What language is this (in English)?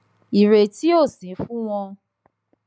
Yoruba